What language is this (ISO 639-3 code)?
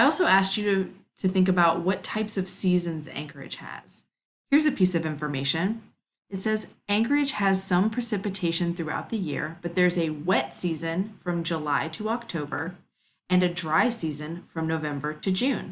eng